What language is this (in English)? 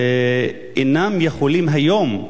Hebrew